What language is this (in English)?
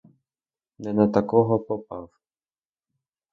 Ukrainian